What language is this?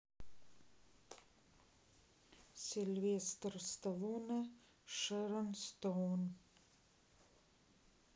Russian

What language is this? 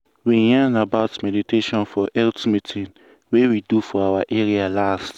Nigerian Pidgin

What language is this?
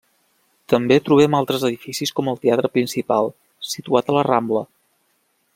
Catalan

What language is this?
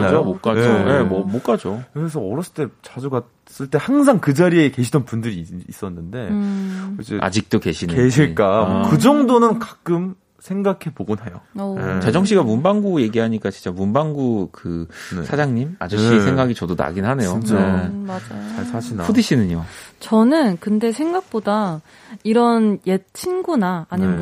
Korean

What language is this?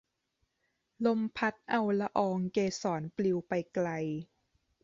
Thai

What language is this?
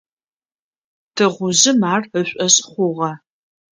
Adyghe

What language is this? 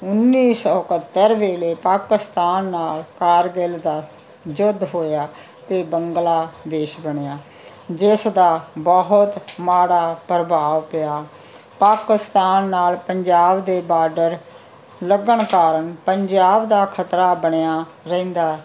Punjabi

